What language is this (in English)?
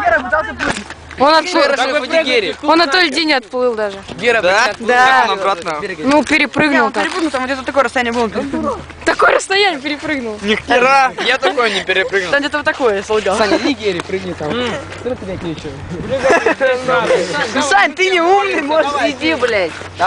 Russian